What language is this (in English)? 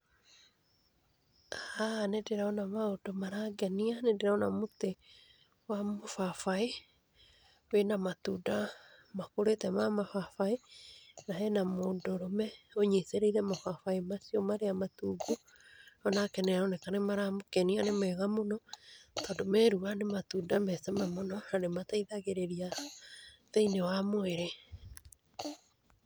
Kikuyu